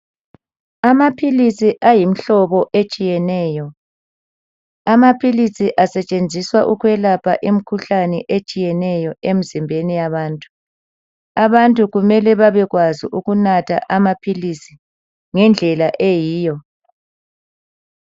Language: North Ndebele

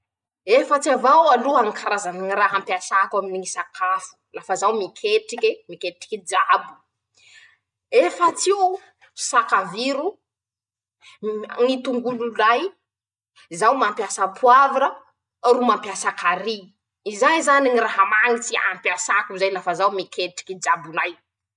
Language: Masikoro Malagasy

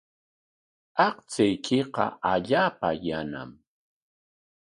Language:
Corongo Ancash Quechua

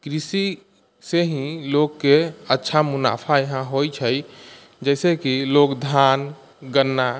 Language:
Maithili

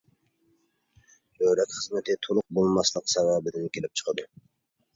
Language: Uyghur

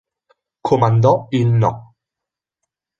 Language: Italian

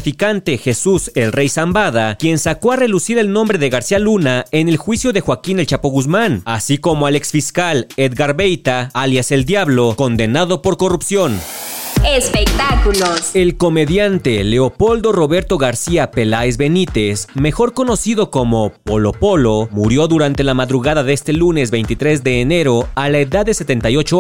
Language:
Spanish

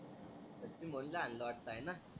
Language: Marathi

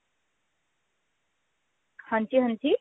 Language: Punjabi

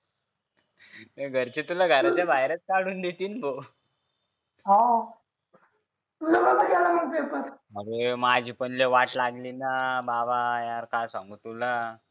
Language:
Marathi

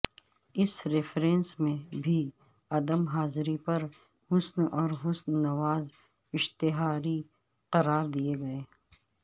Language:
Urdu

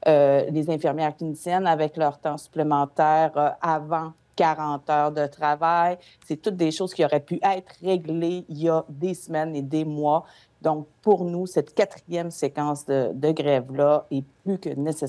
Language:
French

